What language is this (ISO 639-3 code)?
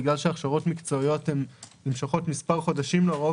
heb